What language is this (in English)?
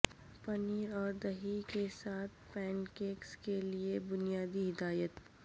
Urdu